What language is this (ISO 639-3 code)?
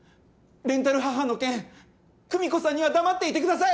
jpn